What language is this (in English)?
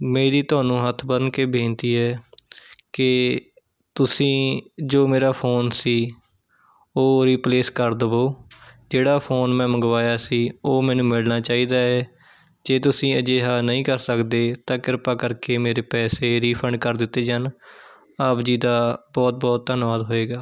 Punjabi